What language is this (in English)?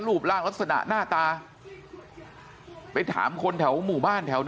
Thai